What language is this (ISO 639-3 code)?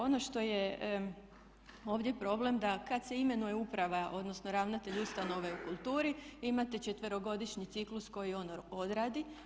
hrv